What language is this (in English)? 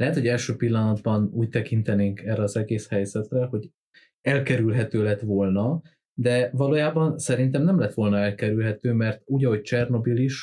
Hungarian